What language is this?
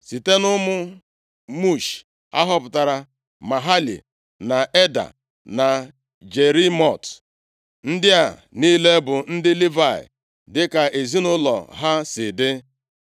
Igbo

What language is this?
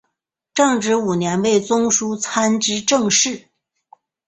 Chinese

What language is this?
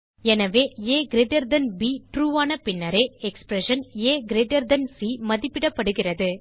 Tamil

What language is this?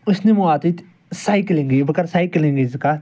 Kashmiri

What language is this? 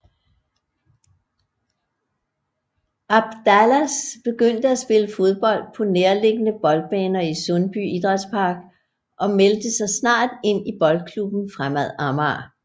Danish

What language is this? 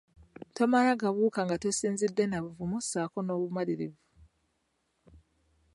Ganda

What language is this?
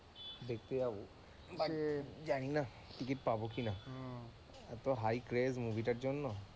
Bangla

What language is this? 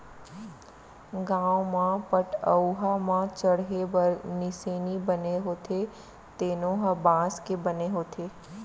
Chhattisgarhi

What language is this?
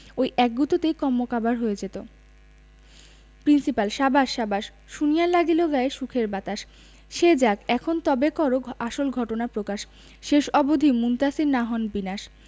Bangla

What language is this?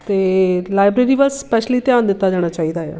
Punjabi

